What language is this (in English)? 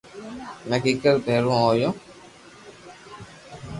Loarki